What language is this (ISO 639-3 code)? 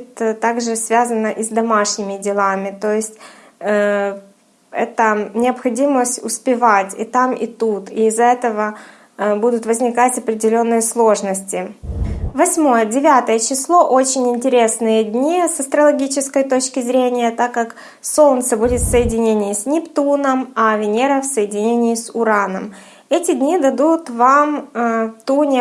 rus